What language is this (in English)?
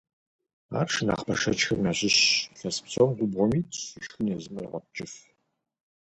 Kabardian